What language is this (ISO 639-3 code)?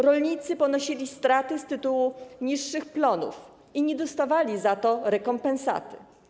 pol